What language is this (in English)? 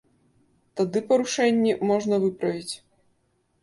Belarusian